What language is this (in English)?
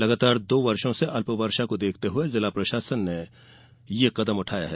Hindi